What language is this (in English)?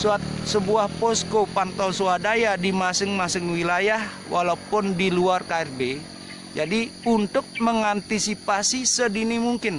Indonesian